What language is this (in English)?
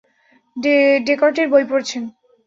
Bangla